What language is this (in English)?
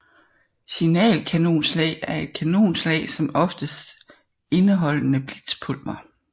Danish